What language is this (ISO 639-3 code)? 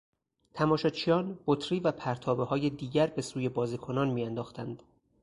fas